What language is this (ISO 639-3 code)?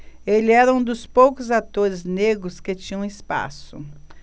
por